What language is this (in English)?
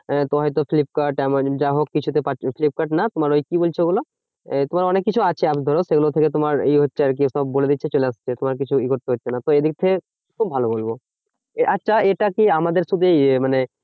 Bangla